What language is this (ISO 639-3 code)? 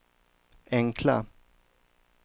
swe